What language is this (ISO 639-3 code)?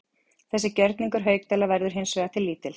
isl